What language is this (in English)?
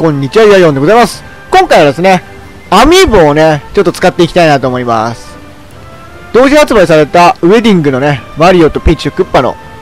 Japanese